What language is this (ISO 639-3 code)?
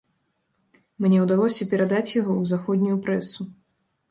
bel